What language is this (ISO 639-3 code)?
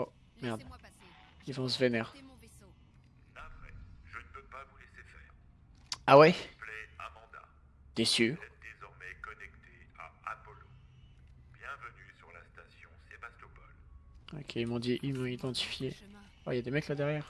fra